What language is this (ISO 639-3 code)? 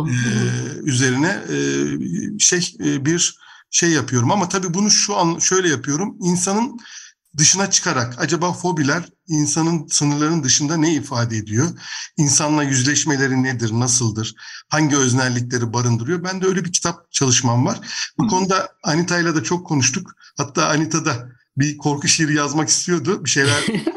tur